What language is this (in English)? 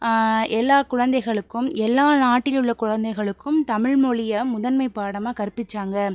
Tamil